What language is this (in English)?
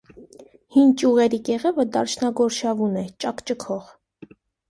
Armenian